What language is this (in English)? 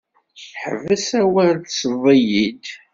Kabyle